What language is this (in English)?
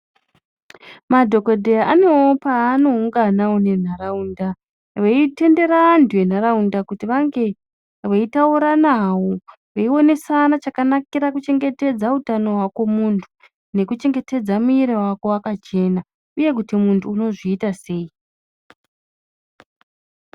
Ndau